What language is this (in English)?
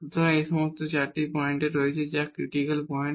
Bangla